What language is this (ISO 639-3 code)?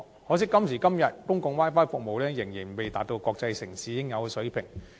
yue